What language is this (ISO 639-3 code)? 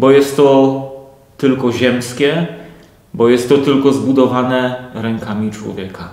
pol